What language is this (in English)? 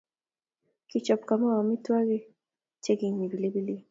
Kalenjin